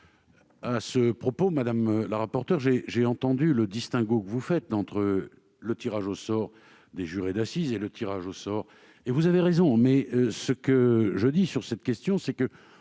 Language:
French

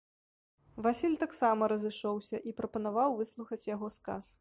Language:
Belarusian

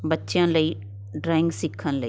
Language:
Punjabi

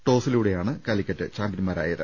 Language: Malayalam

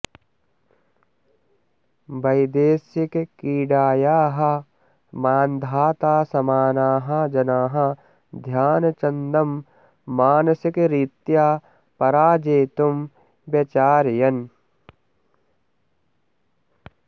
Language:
Sanskrit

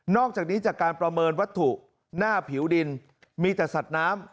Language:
Thai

